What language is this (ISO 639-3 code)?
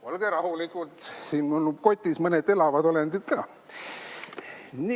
est